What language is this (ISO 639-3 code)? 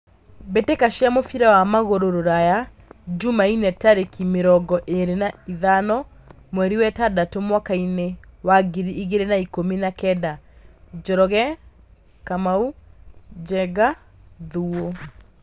kik